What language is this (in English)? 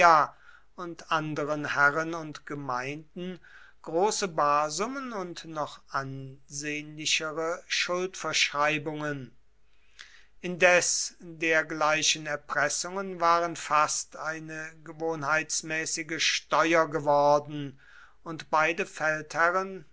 German